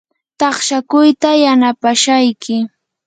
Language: Yanahuanca Pasco Quechua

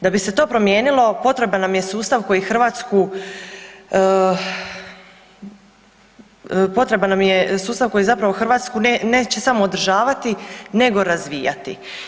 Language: Croatian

